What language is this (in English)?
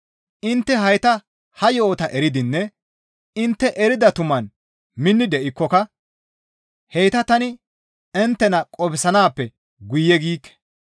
Gamo